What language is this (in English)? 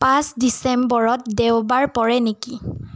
Assamese